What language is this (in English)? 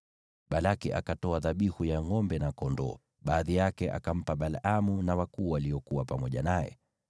Swahili